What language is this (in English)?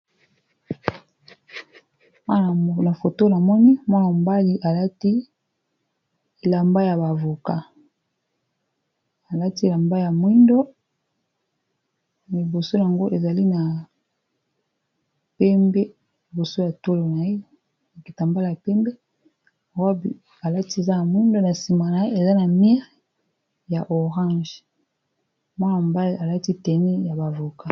Lingala